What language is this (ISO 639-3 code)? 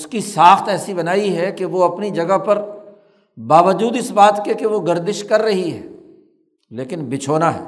urd